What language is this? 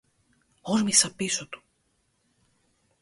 Greek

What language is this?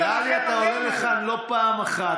Hebrew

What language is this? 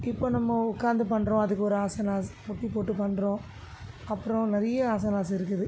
Tamil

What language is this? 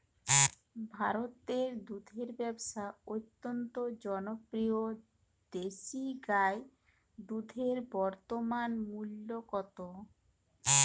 Bangla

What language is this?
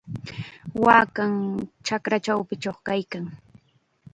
Chiquián Ancash Quechua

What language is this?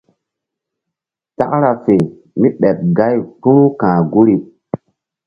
Mbum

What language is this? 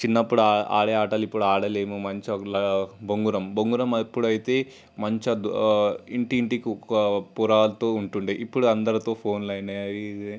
Telugu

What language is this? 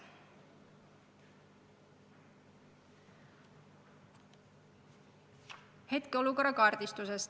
Estonian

